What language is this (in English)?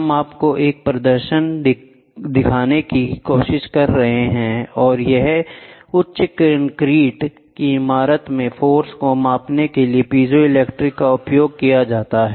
Hindi